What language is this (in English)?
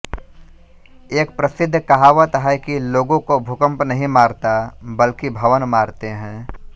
Hindi